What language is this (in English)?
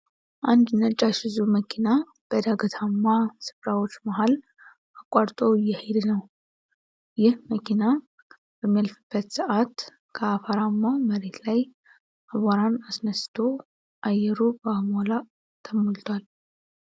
Amharic